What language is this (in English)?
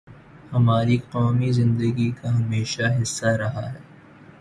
Urdu